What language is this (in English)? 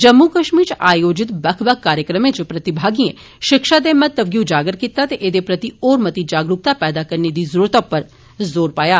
Dogri